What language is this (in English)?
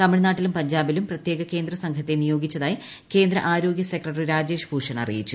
Malayalam